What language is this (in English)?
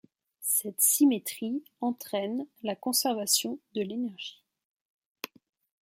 French